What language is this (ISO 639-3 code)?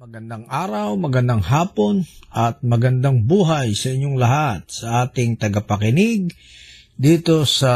fil